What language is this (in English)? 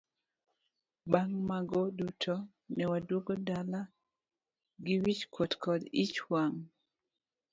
Luo (Kenya and Tanzania)